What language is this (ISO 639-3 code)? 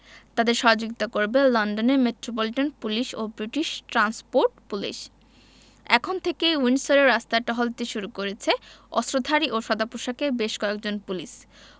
ben